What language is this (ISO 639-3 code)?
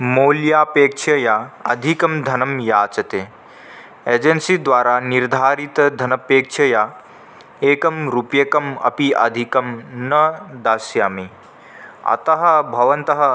san